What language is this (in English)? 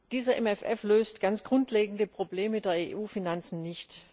German